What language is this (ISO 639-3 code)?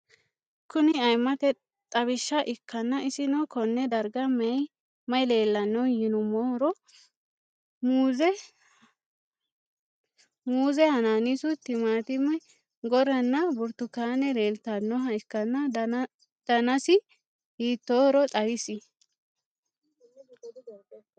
sid